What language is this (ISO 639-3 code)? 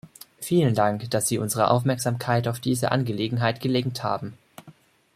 deu